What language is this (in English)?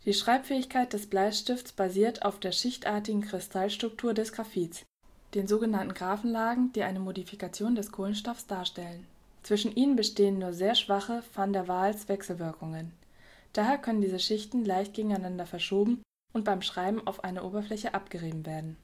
German